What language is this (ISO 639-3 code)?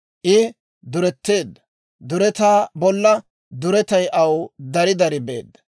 dwr